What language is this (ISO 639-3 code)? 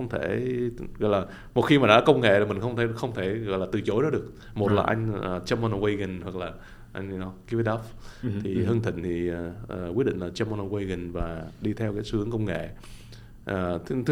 vie